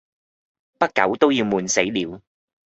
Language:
Cantonese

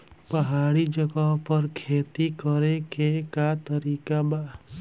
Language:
Bhojpuri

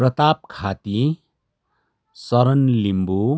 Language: Nepali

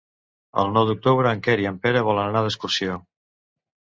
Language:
Catalan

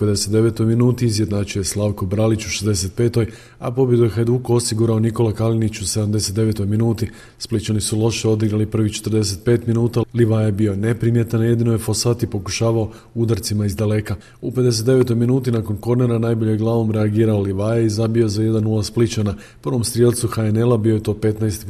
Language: Croatian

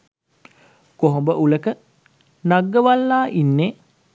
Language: Sinhala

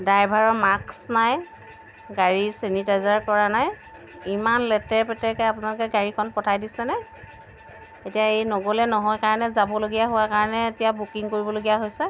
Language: Assamese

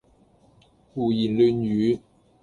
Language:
Cantonese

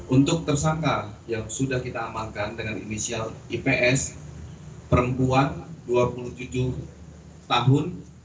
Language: Indonesian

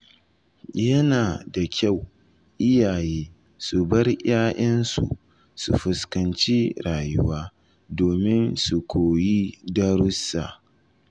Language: Hausa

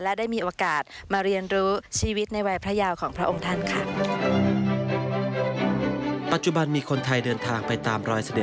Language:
Thai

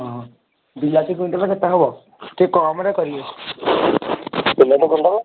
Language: Odia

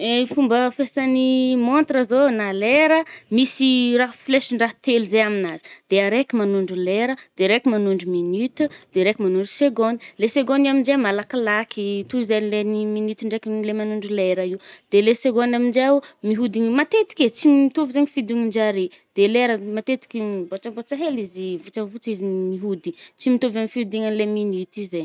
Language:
Northern Betsimisaraka Malagasy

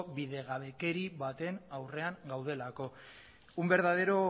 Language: Basque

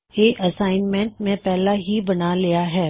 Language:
Punjabi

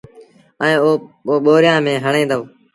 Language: Sindhi Bhil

